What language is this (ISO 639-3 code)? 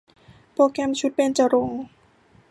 tha